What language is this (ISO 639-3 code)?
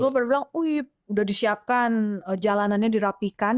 ind